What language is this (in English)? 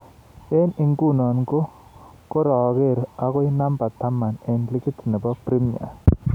Kalenjin